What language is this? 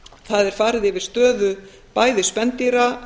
Icelandic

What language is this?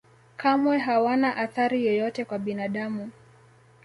Swahili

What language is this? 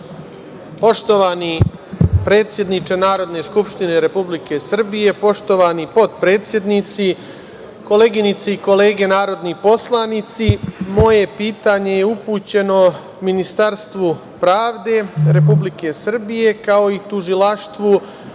Serbian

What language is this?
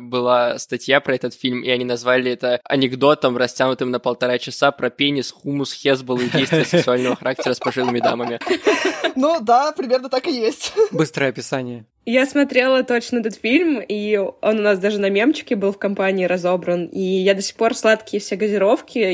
Russian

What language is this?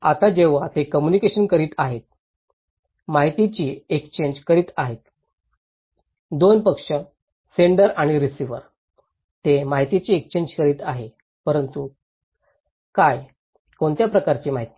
Marathi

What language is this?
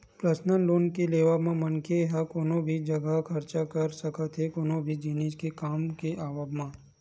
Chhattisgarhi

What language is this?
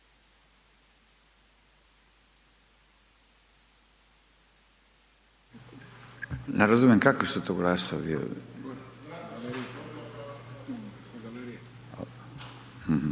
Croatian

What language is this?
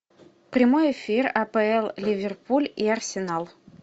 Russian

